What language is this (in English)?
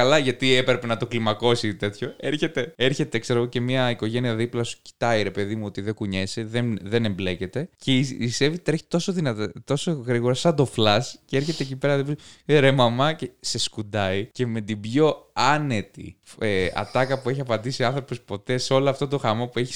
Greek